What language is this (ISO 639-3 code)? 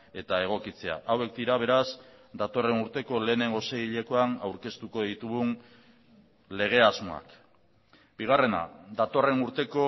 eus